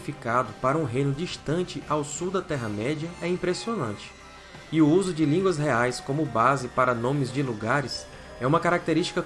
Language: Portuguese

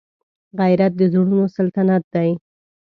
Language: Pashto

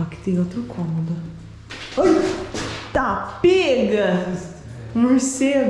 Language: Portuguese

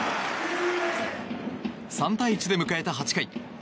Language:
Japanese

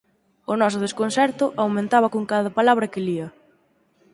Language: Galician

